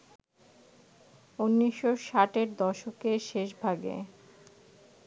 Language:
Bangla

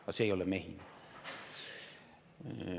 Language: Estonian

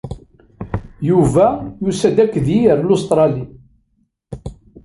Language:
Kabyle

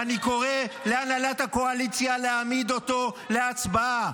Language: Hebrew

